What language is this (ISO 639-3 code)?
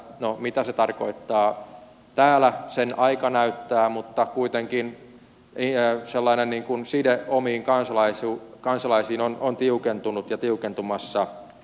fin